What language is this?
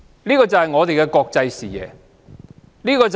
Cantonese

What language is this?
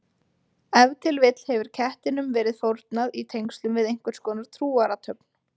Icelandic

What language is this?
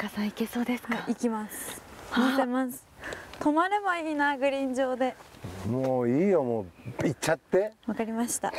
Japanese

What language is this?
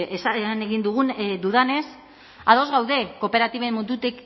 Basque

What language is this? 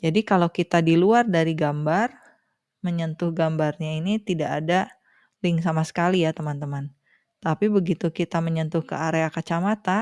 Indonesian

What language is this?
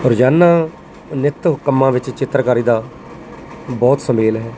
Punjabi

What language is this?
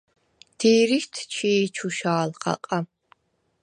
Svan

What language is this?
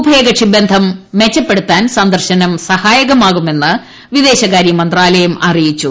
Malayalam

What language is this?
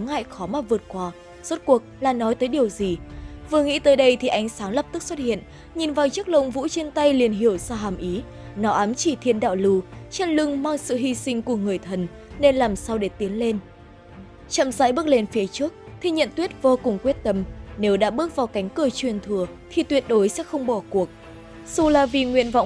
Vietnamese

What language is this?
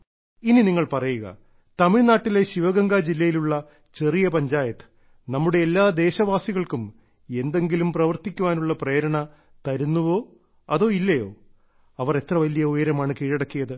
Malayalam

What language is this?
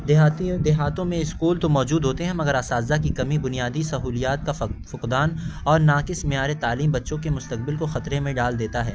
Urdu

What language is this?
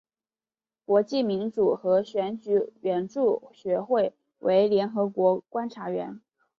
Chinese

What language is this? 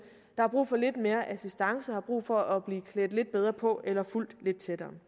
Danish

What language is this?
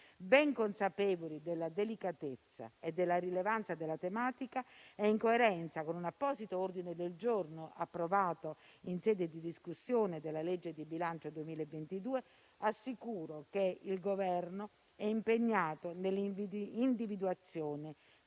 Italian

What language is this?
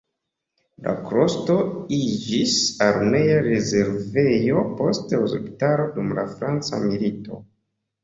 Esperanto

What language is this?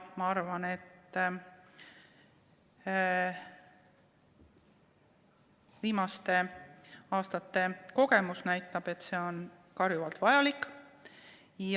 Estonian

